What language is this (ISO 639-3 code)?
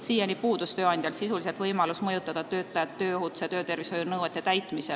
est